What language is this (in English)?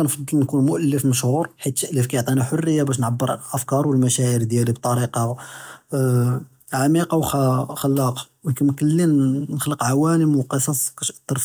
Judeo-Arabic